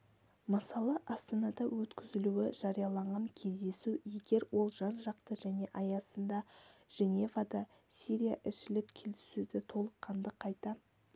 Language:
Kazakh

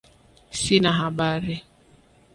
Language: Swahili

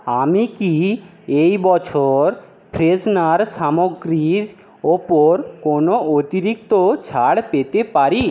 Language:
Bangla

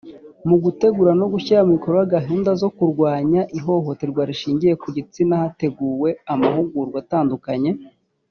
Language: Kinyarwanda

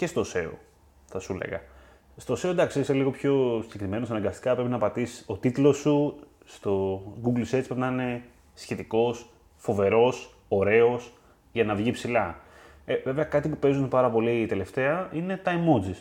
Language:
Greek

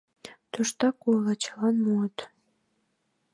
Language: Mari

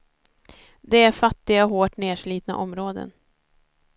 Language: Swedish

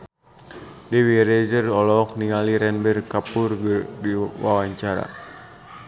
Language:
Sundanese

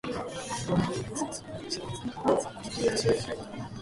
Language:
Japanese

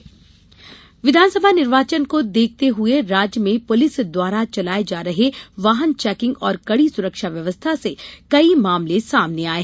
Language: Hindi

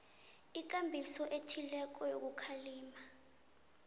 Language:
South Ndebele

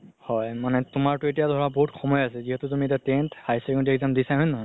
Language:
Assamese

